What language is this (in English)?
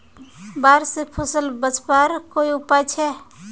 Magahi